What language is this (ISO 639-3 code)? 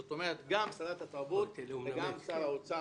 heb